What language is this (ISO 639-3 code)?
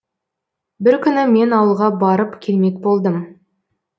kaz